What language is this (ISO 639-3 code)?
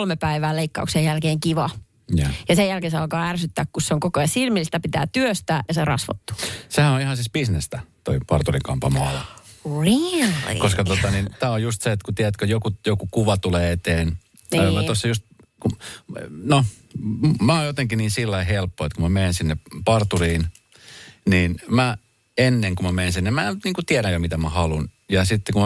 fin